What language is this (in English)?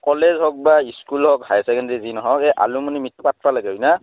Assamese